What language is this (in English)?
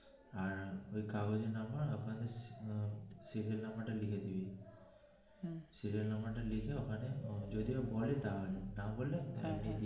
Bangla